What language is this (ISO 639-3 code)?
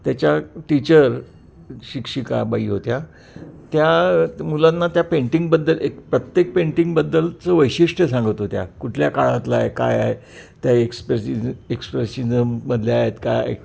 mar